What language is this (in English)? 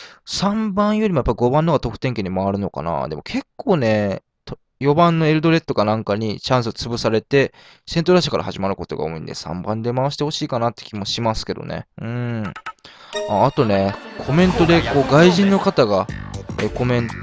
Japanese